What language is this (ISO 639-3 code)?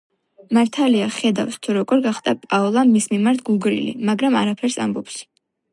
kat